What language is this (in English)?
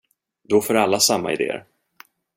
Swedish